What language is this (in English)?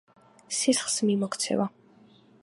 Georgian